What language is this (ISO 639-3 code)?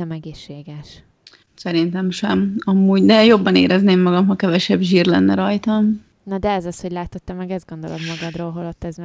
hun